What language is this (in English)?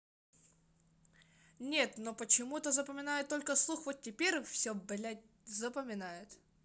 Russian